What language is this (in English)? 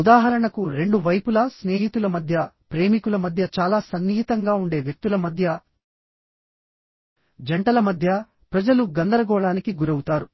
Telugu